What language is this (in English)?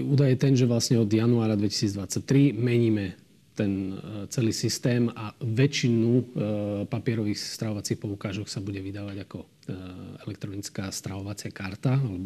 Slovak